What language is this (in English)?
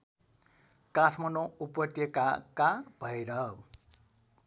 Nepali